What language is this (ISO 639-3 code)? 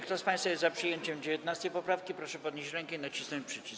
pol